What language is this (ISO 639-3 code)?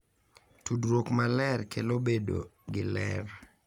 luo